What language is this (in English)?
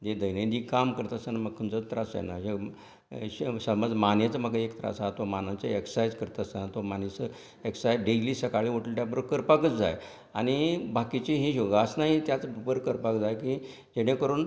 Konkani